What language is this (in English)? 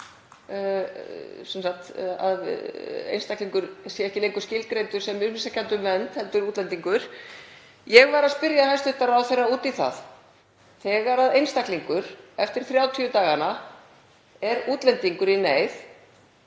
Icelandic